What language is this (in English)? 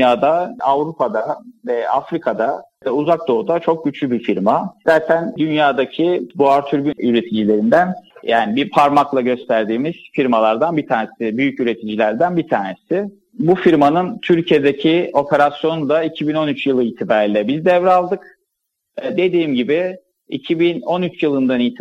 Turkish